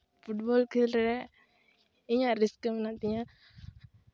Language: Santali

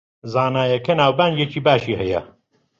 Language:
Central Kurdish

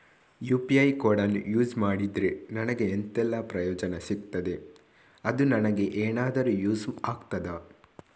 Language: Kannada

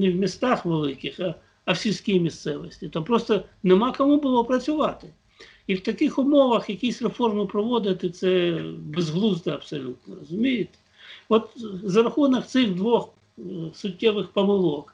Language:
Ukrainian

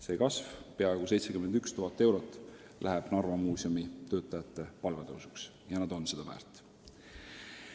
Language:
Estonian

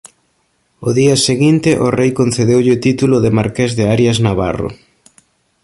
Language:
Galician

